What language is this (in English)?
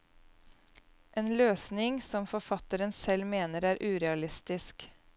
Norwegian